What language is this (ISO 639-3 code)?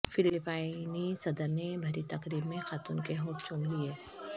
urd